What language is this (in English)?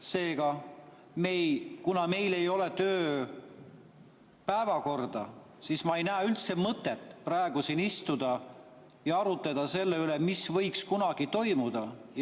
Estonian